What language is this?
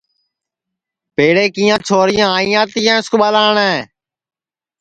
Sansi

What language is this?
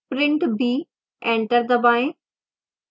Hindi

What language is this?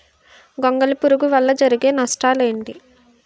Telugu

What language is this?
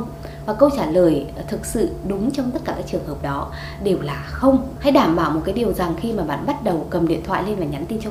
Vietnamese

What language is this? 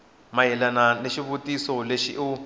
Tsonga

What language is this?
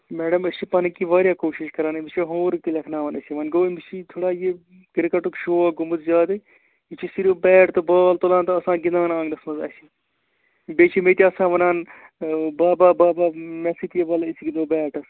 Kashmiri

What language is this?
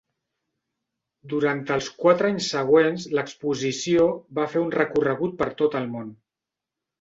Catalan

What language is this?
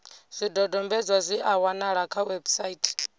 Venda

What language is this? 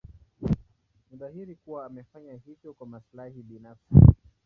Swahili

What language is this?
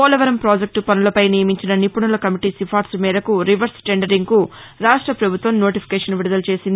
Telugu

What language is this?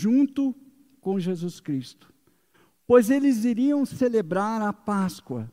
Portuguese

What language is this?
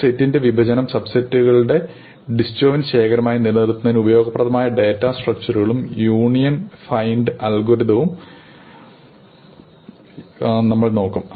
Malayalam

